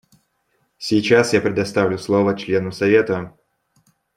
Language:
Russian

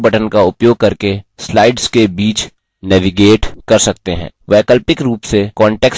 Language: Hindi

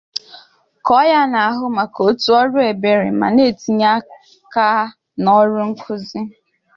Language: Igbo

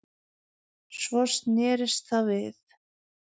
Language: Icelandic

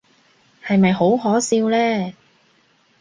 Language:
Cantonese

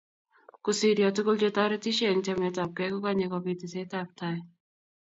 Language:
Kalenjin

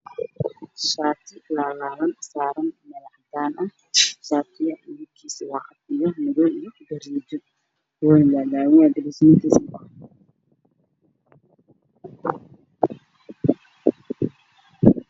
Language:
Somali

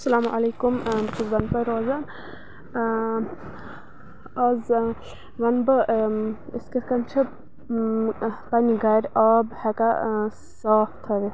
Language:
Kashmiri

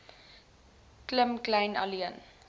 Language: Afrikaans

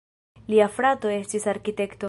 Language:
Esperanto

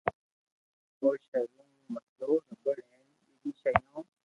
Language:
Loarki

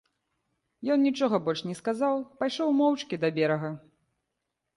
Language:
Belarusian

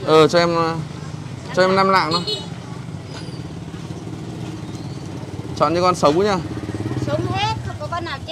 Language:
Vietnamese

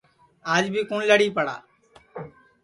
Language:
Sansi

